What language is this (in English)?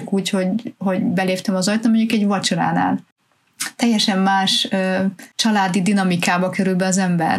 Hungarian